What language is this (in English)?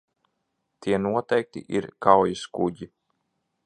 Latvian